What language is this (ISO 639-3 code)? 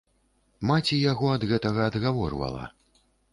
bel